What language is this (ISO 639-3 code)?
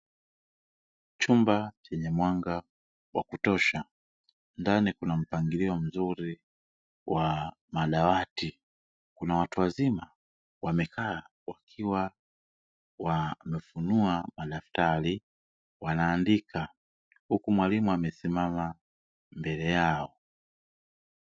swa